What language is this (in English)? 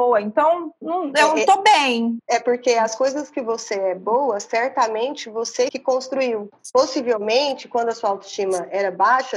Portuguese